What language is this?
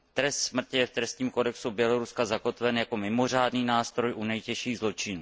Czech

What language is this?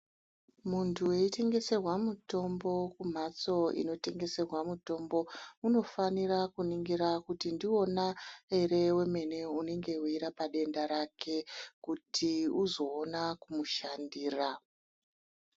Ndau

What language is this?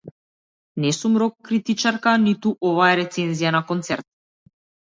Macedonian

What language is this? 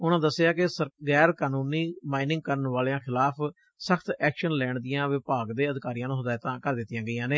Punjabi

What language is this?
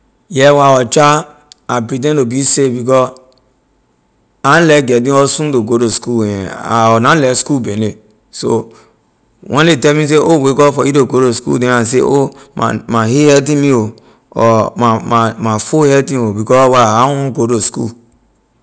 Liberian English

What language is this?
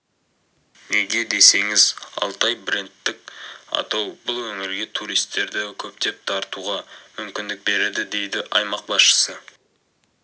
Kazakh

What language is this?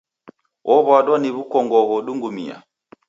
Taita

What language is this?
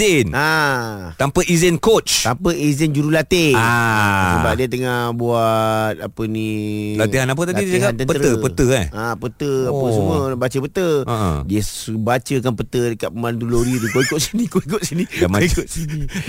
Malay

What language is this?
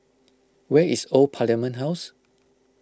English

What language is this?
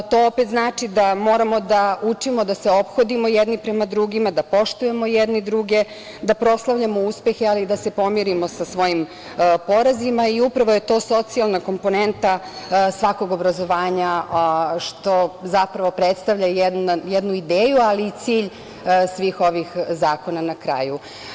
Serbian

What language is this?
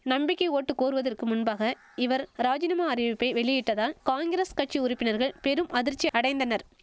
Tamil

